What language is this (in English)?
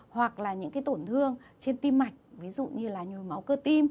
Vietnamese